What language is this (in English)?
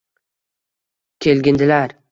Uzbek